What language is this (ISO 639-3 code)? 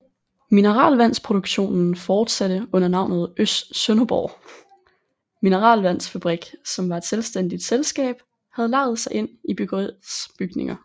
dan